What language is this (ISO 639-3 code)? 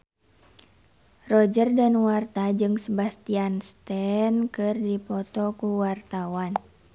sun